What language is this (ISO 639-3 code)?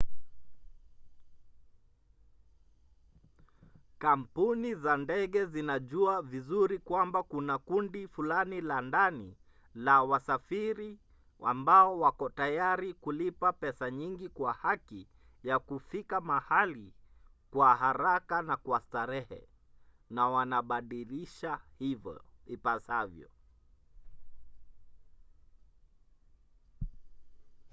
swa